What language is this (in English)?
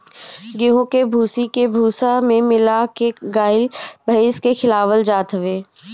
Bhojpuri